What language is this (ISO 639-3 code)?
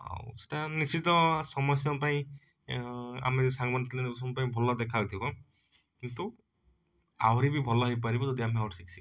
ori